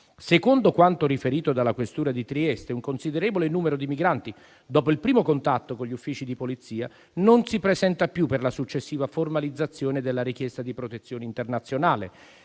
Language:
Italian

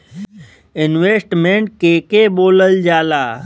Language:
Bhojpuri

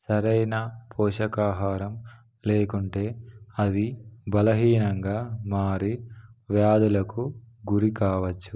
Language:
Telugu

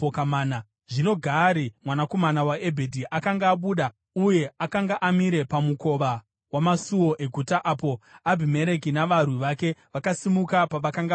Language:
Shona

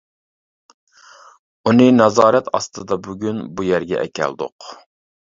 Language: Uyghur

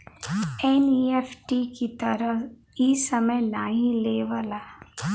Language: Bhojpuri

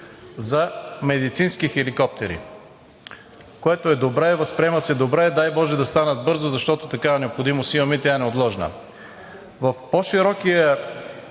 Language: Bulgarian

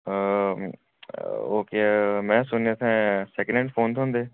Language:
Dogri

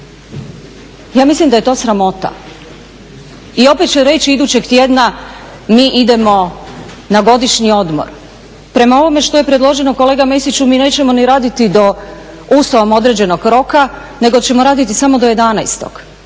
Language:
Croatian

